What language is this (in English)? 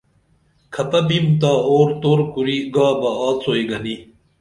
Dameli